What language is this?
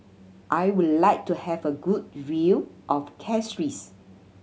English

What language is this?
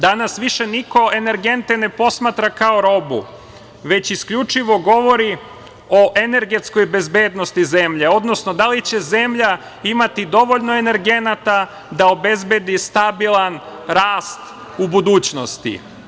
Serbian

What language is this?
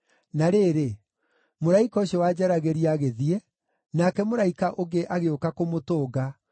Kikuyu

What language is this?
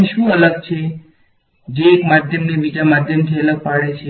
Gujarati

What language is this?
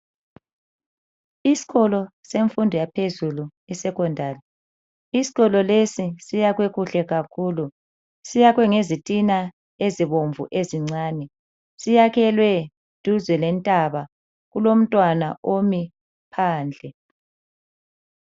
North Ndebele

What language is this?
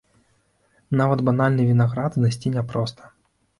Belarusian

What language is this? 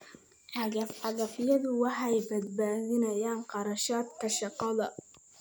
Somali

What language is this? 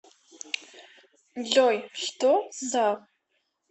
Russian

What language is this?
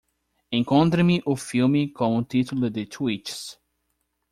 Portuguese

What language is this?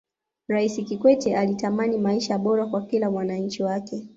Swahili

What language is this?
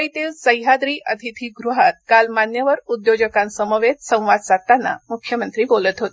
Marathi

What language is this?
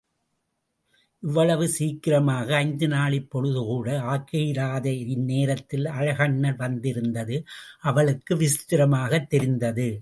Tamil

